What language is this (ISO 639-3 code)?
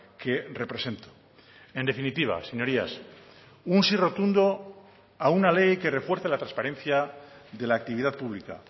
spa